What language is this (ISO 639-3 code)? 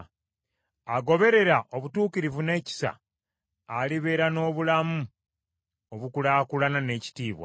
lug